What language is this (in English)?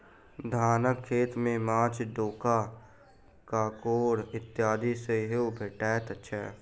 Maithili